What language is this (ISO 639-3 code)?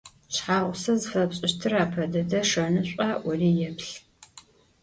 ady